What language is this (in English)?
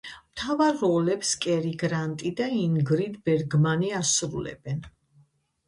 Georgian